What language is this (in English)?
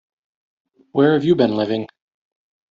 English